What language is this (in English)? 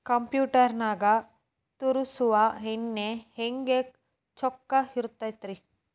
Kannada